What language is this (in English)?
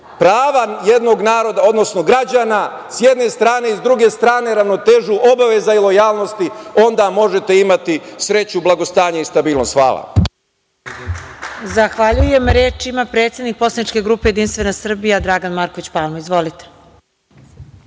Serbian